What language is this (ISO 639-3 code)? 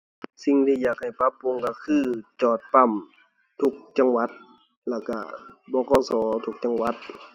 tha